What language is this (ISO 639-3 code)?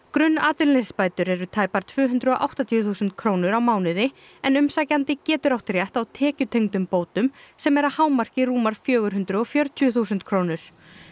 isl